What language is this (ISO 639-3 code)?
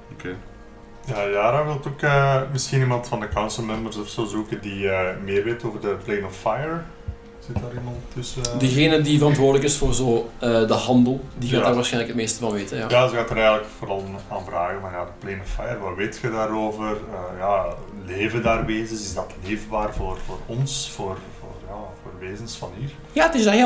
nld